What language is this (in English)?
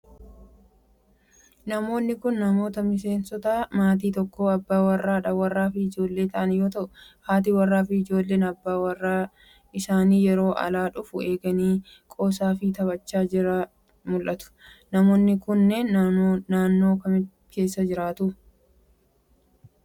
Oromo